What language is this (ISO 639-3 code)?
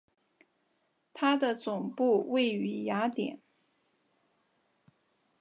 zho